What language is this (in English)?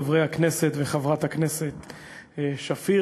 Hebrew